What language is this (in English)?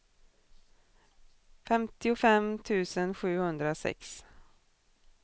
Swedish